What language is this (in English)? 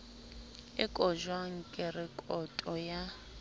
Southern Sotho